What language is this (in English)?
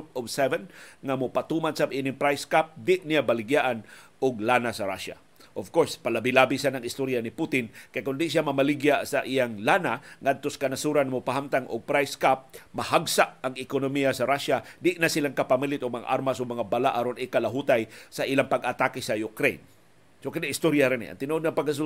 Filipino